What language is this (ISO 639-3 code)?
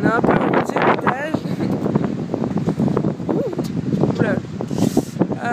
fra